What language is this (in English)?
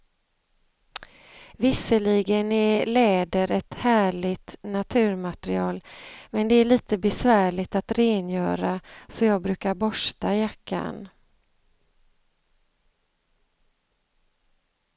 Swedish